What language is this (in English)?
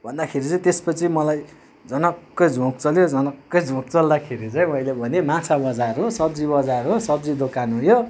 Nepali